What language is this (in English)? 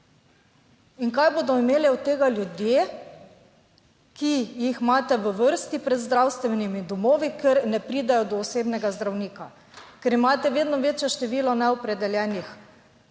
Slovenian